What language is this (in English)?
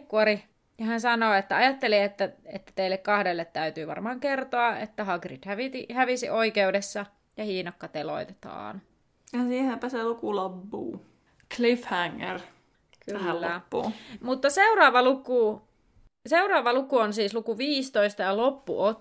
Finnish